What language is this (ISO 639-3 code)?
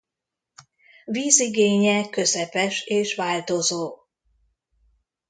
hun